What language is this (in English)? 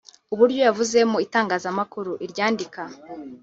Kinyarwanda